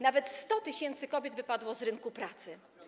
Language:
Polish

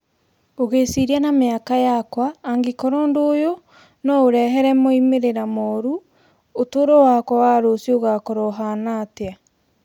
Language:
Kikuyu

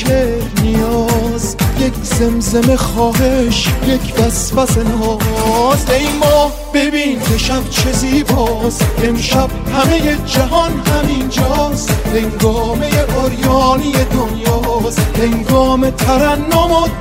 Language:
Persian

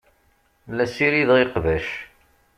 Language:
Kabyle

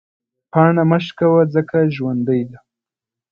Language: Pashto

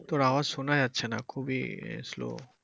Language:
Bangla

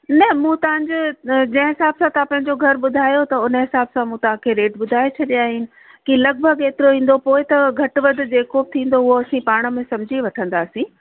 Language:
Sindhi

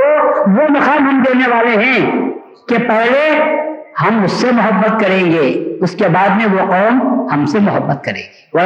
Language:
Urdu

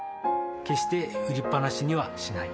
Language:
Japanese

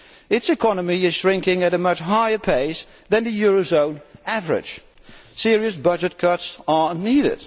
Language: English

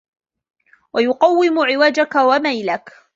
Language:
Arabic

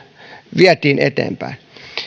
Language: Finnish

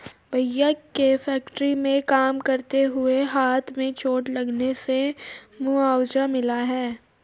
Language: Hindi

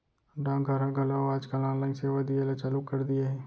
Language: Chhattisgarhi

